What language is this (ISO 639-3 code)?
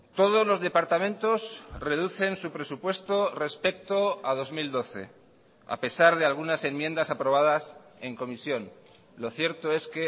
spa